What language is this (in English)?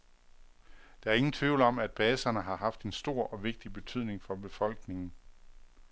Danish